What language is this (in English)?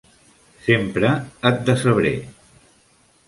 Catalan